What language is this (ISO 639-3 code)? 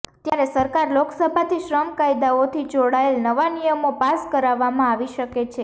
guj